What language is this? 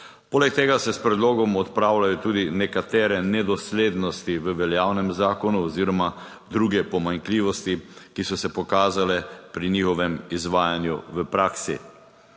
Slovenian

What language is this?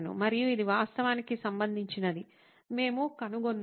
Telugu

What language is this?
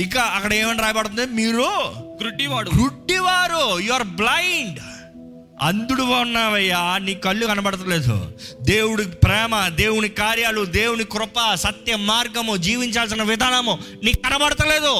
Telugu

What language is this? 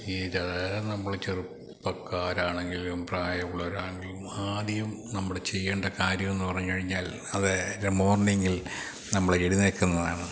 Malayalam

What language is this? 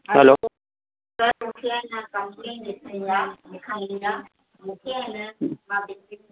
Sindhi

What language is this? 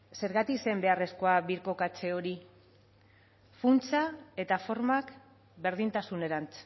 Basque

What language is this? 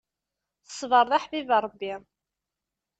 Kabyle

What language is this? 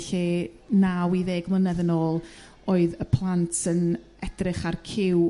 Welsh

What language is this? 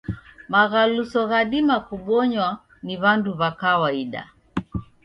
Taita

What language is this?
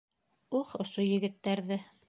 Bashkir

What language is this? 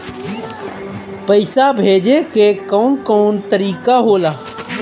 Bhojpuri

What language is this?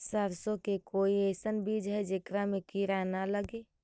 Magahi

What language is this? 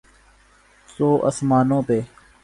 Urdu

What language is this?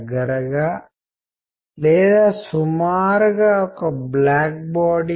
Telugu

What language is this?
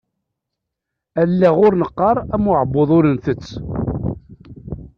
Kabyle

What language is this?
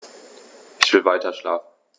German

